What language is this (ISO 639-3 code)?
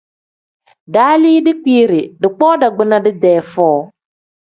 kdh